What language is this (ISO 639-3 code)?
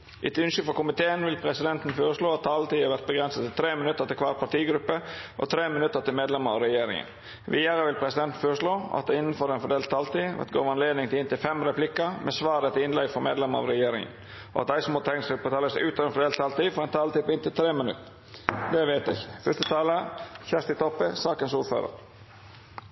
nno